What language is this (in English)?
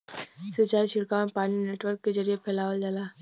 Bhojpuri